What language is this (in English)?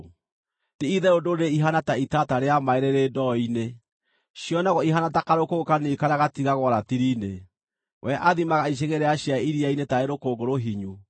Kikuyu